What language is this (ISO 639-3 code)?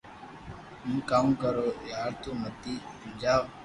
lrk